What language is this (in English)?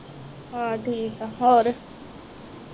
Punjabi